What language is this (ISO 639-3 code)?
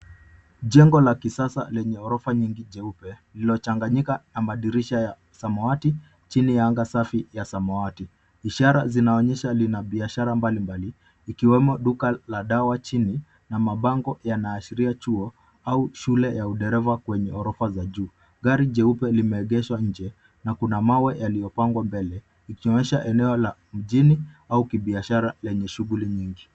swa